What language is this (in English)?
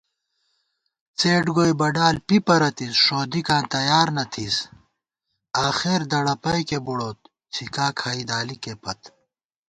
Gawar-Bati